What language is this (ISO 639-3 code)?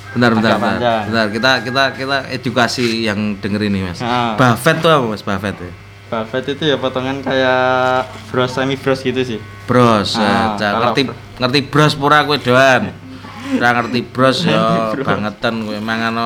ind